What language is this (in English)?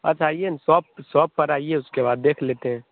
Hindi